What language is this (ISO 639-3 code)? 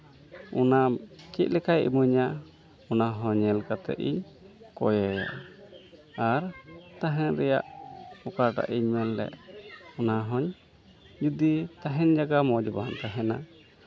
sat